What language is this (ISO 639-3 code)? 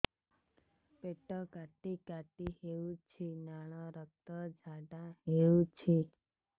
ori